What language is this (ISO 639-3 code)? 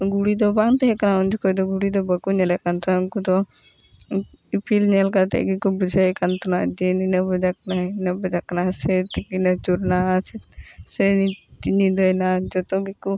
sat